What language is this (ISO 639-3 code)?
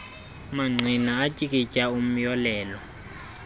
xho